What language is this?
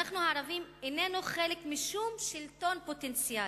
Hebrew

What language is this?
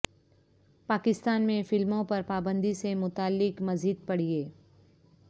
Urdu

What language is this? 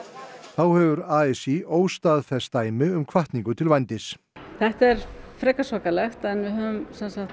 Icelandic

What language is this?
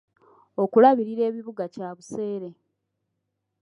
Ganda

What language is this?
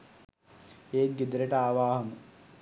Sinhala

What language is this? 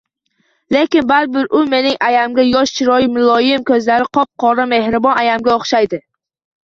Uzbek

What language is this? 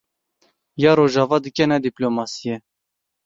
Kurdish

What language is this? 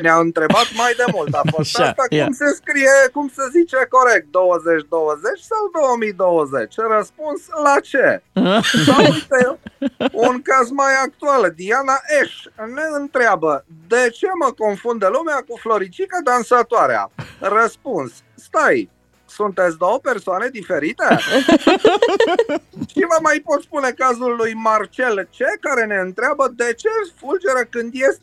Romanian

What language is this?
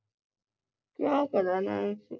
Punjabi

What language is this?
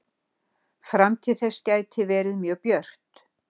Icelandic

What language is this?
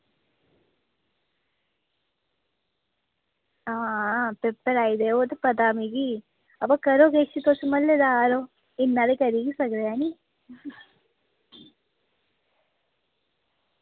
Dogri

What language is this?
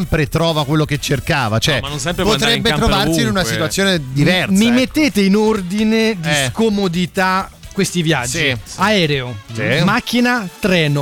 Italian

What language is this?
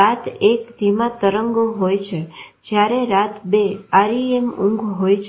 Gujarati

